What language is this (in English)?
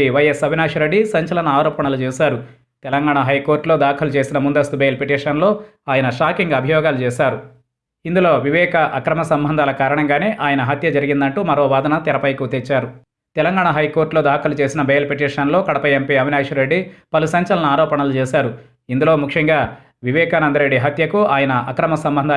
English